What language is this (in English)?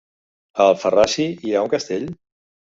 Catalan